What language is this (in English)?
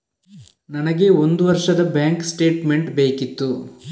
Kannada